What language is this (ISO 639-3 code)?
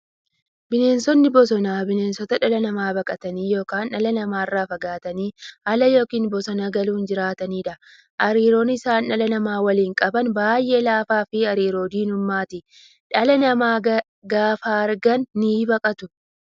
orm